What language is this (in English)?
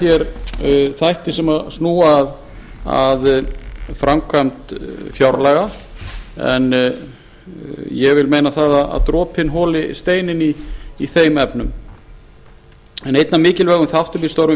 Icelandic